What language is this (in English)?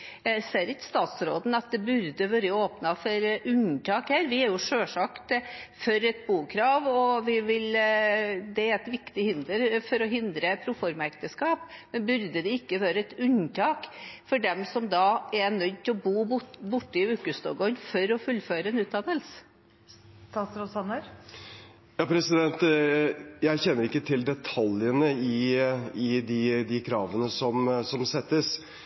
Norwegian Bokmål